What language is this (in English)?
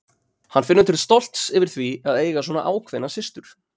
Icelandic